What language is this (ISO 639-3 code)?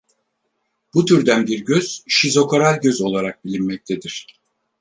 tur